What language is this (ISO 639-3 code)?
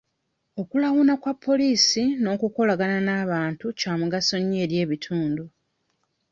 lug